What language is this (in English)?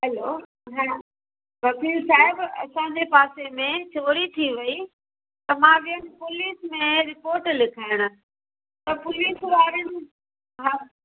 Sindhi